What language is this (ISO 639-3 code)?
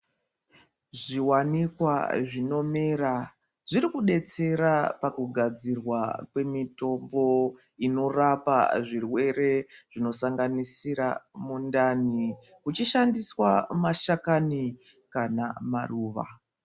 ndc